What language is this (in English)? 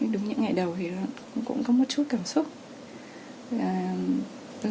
Vietnamese